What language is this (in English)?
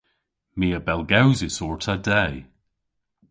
Cornish